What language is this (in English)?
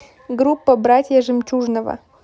Russian